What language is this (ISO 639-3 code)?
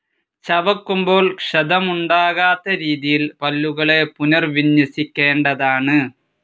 mal